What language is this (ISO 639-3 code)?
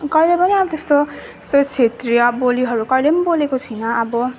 nep